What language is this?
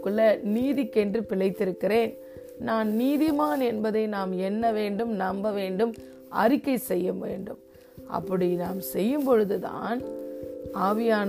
Tamil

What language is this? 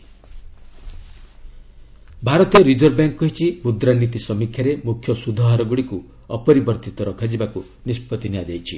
Odia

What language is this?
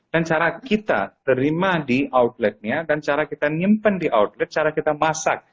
Indonesian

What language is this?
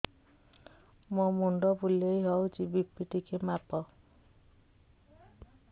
Odia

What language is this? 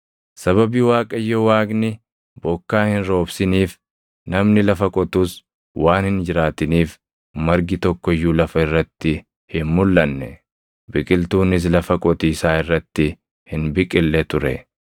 Oromo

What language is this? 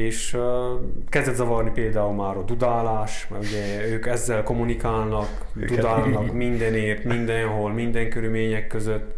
Hungarian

